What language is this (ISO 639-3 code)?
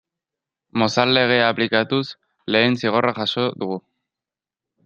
eus